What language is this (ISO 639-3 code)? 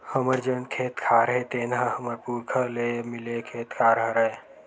hne